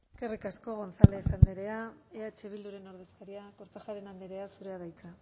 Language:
Basque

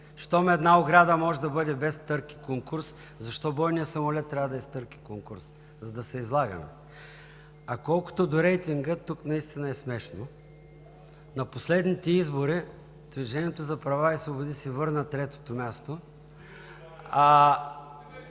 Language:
Bulgarian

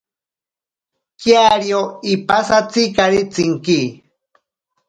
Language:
Ashéninka Perené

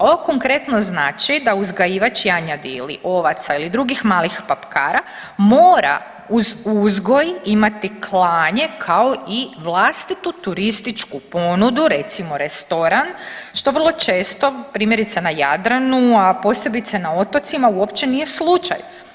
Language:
Croatian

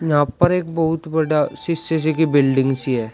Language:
Hindi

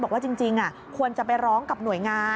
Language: Thai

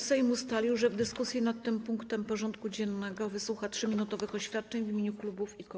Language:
Polish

